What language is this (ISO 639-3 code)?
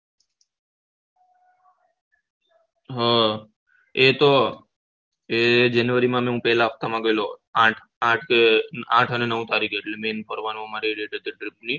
guj